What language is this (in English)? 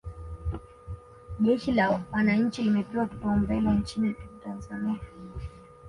Swahili